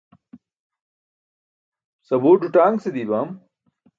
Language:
Burushaski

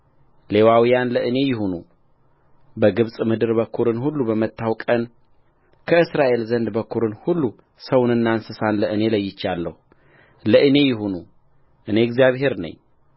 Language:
Amharic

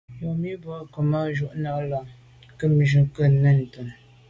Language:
Medumba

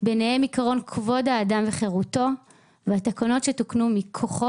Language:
Hebrew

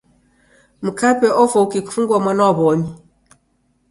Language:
Taita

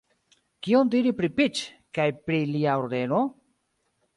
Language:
Esperanto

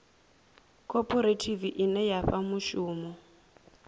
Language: Venda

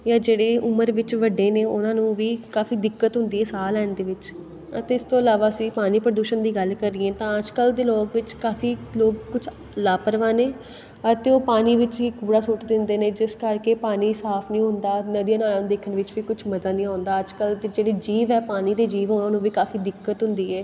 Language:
Punjabi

